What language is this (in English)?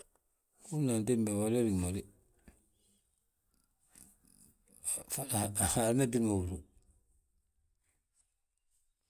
Balanta-Ganja